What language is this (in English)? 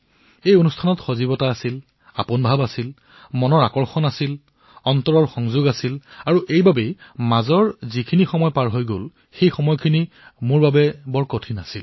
Assamese